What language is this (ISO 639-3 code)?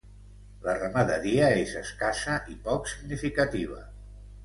cat